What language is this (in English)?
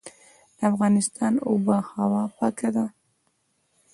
Pashto